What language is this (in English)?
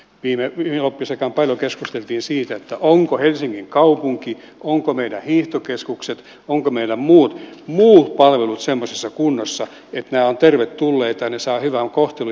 Finnish